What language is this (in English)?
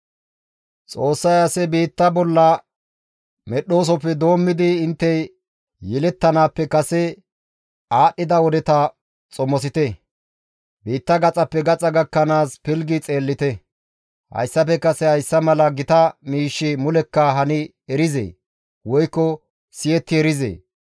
Gamo